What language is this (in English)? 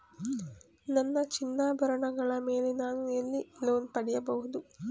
Kannada